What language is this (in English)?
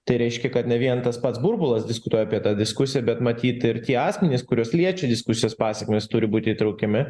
Lithuanian